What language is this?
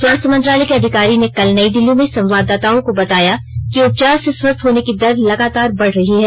Hindi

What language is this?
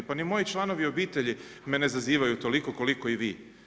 Croatian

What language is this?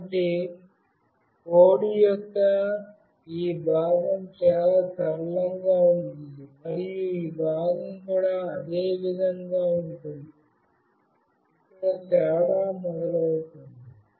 Telugu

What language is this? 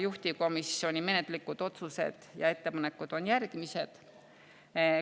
Estonian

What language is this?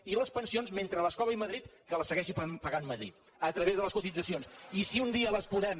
Catalan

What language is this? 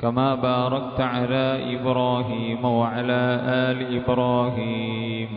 Arabic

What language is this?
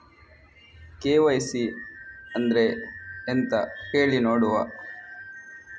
Kannada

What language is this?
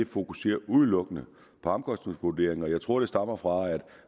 Danish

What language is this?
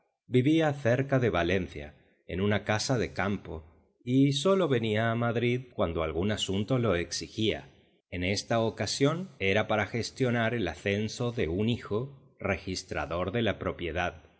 Spanish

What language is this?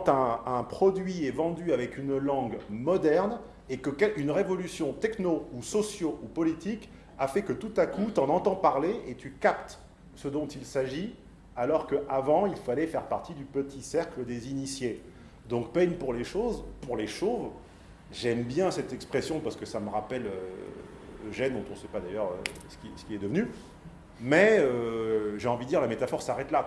French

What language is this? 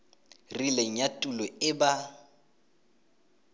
Tswana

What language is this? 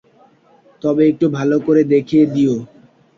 Bangla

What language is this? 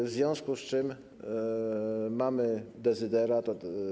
Polish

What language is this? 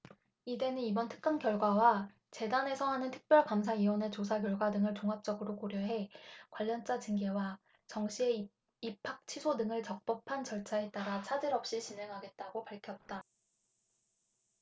Korean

